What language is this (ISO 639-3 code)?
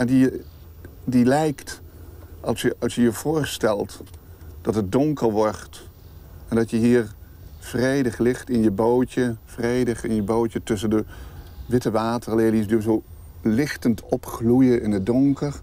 nld